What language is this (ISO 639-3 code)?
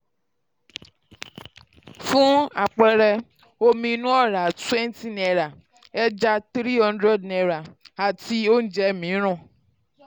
yor